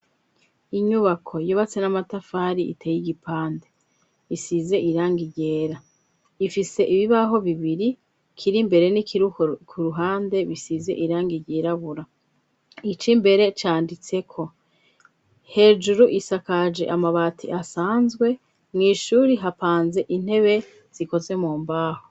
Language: Rundi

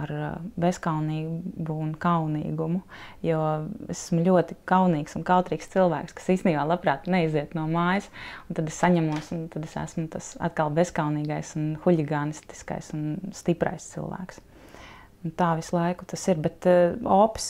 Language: Latvian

